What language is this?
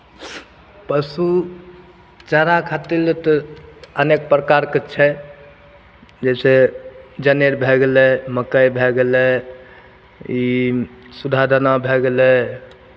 Maithili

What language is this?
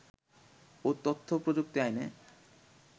Bangla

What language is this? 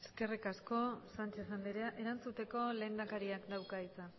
Basque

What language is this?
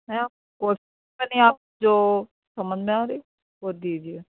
Urdu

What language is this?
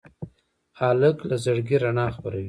Pashto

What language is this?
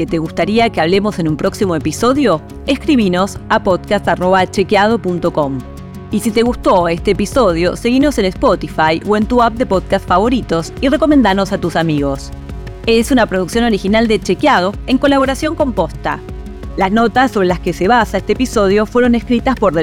Spanish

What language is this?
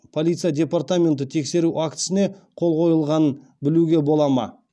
Kazakh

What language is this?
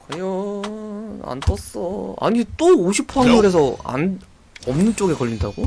Korean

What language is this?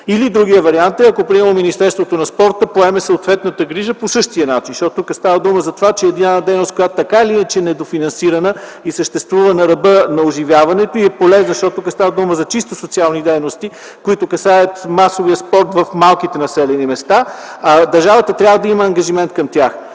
Bulgarian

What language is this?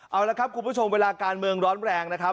Thai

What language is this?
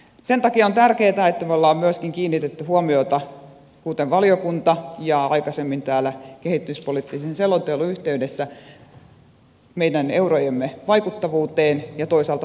Finnish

